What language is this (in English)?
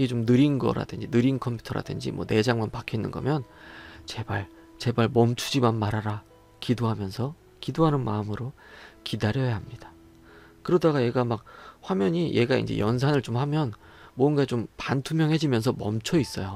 Korean